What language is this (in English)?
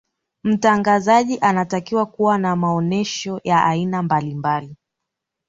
Swahili